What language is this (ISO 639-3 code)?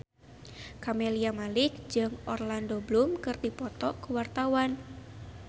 sun